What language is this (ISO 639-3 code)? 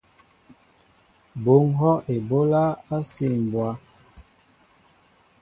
mbo